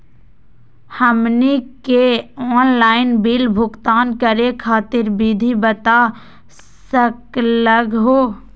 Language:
Magahi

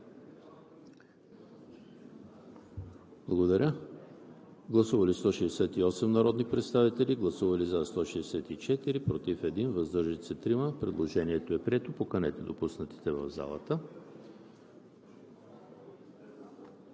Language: Bulgarian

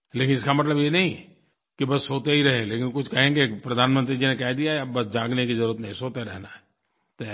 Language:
Hindi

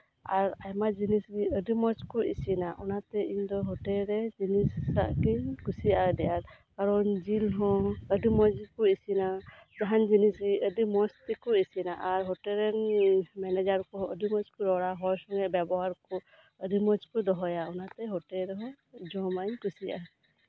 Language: Santali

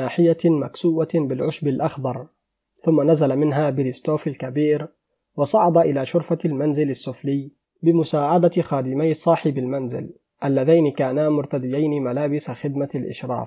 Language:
Arabic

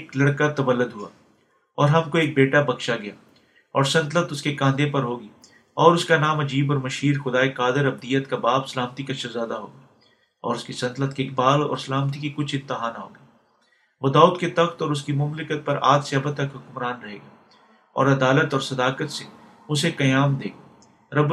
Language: Urdu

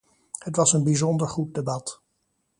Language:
Dutch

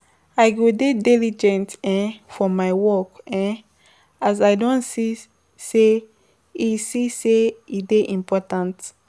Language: Nigerian Pidgin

